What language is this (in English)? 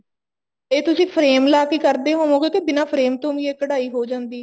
Punjabi